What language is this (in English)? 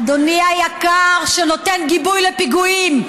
Hebrew